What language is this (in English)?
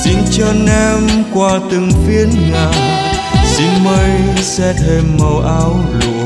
Vietnamese